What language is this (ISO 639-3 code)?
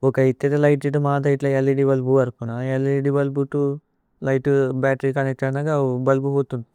tcy